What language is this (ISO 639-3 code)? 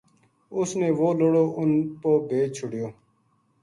gju